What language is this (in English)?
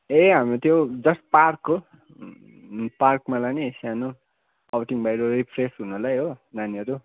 Nepali